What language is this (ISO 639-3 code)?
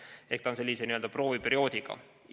est